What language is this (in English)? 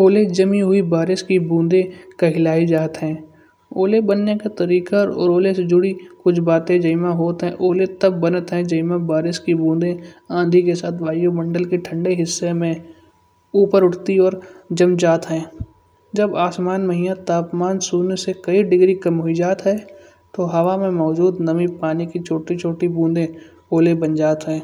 Kanauji